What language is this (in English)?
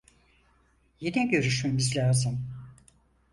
Turkish